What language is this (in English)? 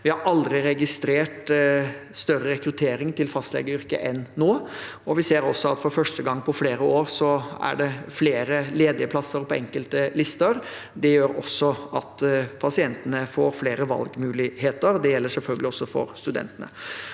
Norwegian